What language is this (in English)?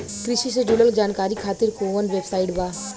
Bhojpuri